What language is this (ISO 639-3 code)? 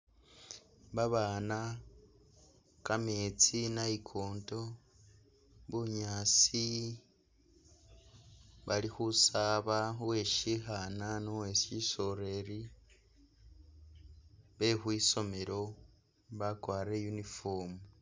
myx